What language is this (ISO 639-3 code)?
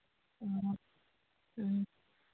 mni